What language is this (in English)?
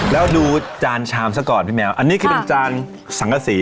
Thai